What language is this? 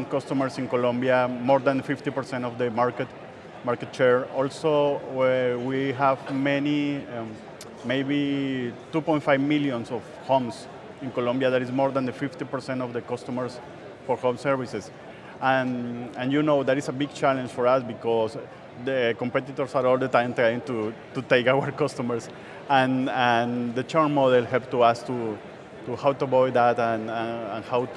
English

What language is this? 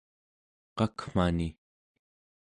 Central Yupik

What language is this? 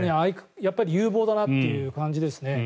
Japanese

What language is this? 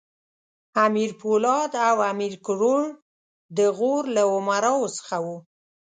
Pashto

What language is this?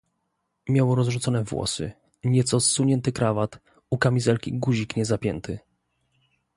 Polish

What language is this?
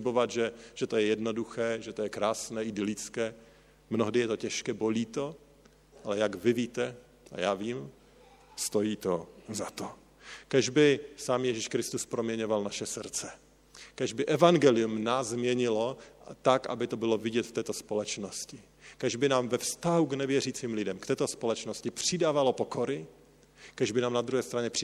Czech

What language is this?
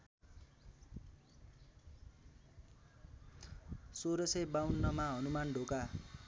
Nepali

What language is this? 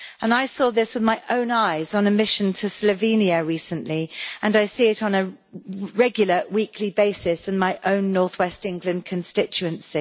English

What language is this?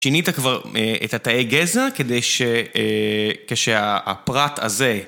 Hebrew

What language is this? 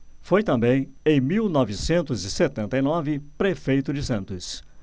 Portuguese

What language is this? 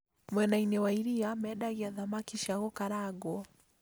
Kikuyu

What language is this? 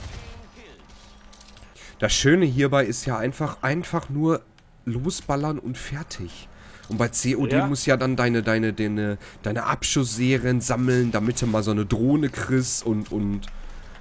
German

